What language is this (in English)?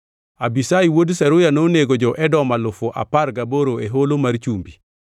Luo (Kenya and Tanzania)